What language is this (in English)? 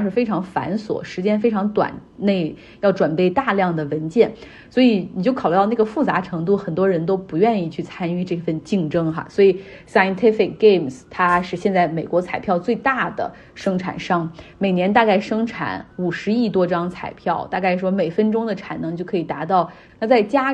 Chinese